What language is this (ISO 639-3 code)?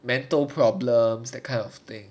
eng